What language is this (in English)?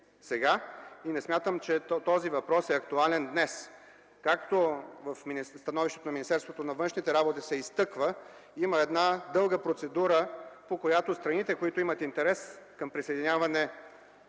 Bulgarian